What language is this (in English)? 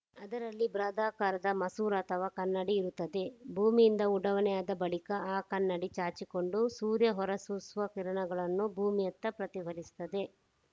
Kannada